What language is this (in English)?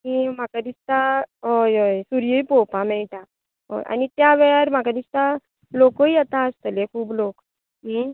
Konkani